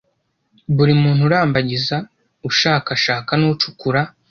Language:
Kinyarwanda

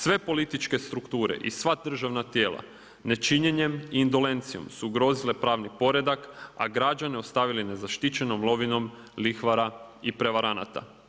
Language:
Croatian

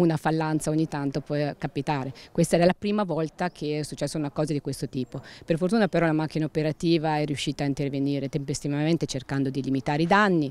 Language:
Italian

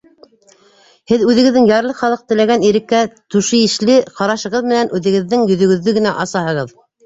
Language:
Bashkir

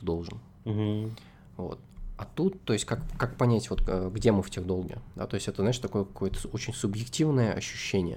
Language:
Russian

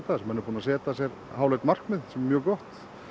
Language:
Icelandic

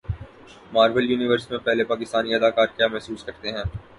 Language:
Urdu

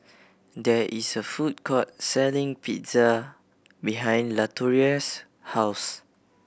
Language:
English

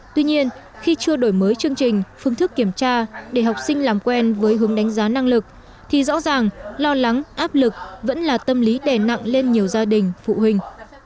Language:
Vietnamese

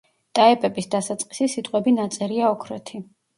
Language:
Georgian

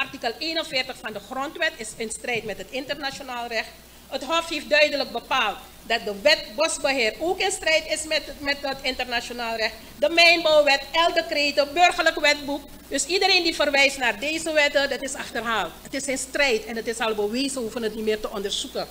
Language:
Dutch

